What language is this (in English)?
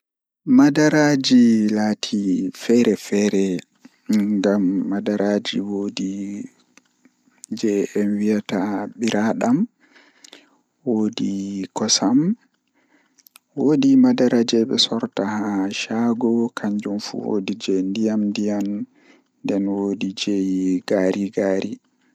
Fula